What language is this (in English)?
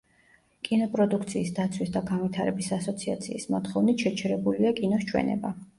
Georgian